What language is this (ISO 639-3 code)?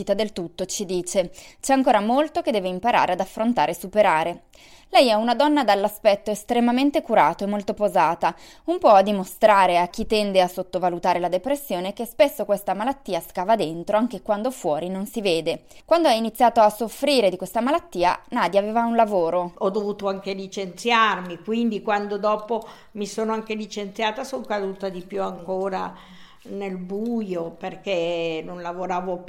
ita